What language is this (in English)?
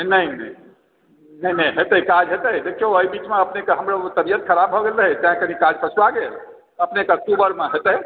Maithili